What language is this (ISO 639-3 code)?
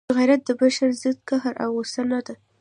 pus